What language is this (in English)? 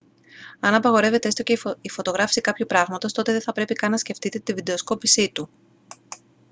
Greek